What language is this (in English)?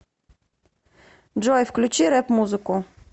Russian